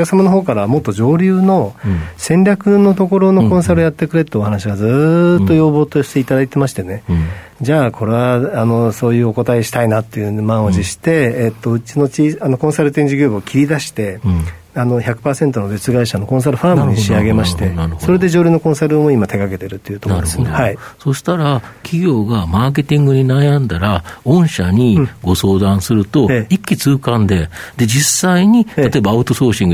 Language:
Japanese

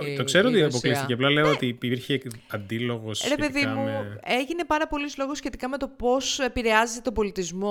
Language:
Greek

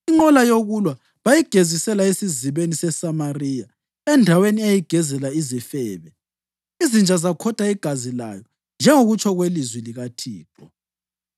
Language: North Ndebele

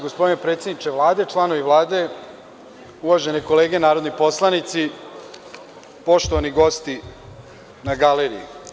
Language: Serbian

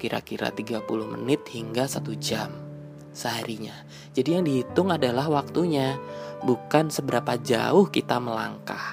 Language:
Indonesian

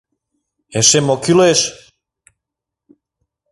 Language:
Mari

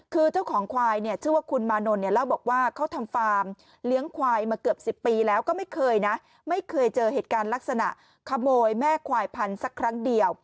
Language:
Thai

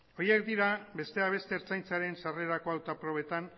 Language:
Basque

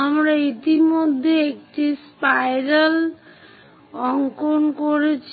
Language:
Bangla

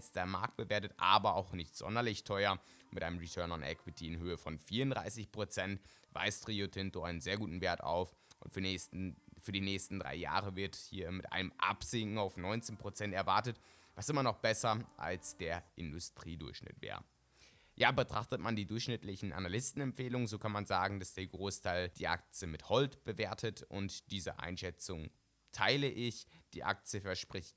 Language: German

